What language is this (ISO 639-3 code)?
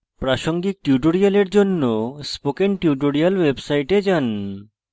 ben